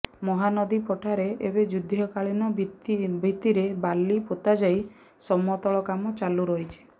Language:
Odia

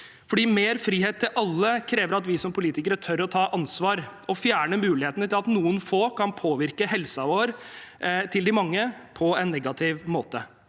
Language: Norwegian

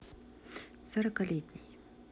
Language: Russian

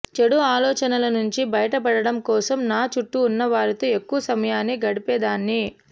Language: Telugu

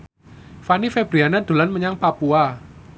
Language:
Javanese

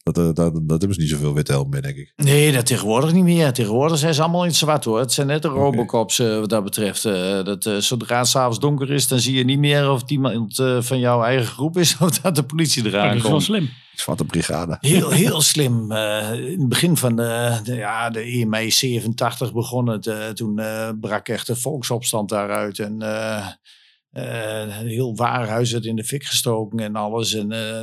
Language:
Dutch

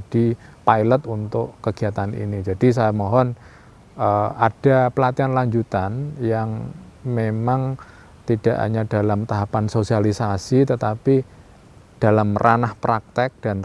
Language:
Indonesian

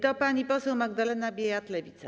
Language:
Polish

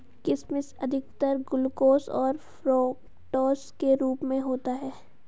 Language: Hindi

